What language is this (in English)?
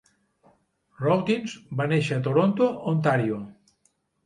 Catalan